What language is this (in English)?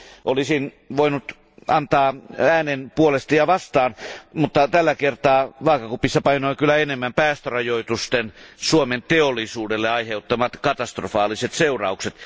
Finnish